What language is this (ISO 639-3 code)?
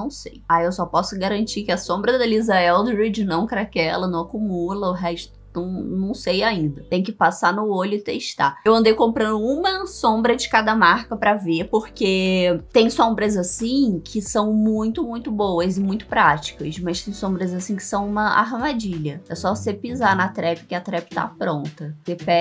por